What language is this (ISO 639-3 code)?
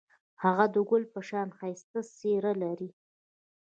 pus